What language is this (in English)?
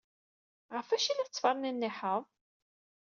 Kabyle